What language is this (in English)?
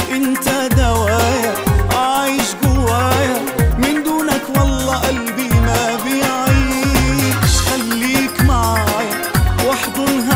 Arabic